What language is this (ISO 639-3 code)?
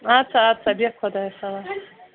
kas